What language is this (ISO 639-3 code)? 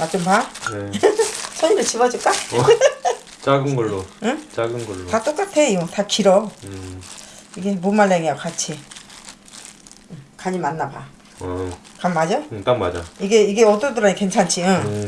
kor